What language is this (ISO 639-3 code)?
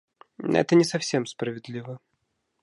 rus